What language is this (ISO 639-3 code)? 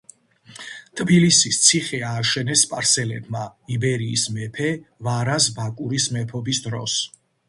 kat